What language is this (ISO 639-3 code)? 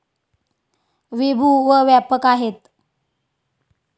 mar